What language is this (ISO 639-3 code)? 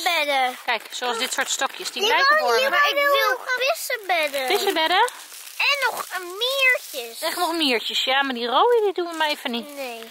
nld